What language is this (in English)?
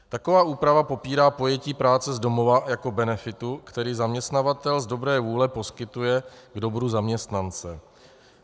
Czech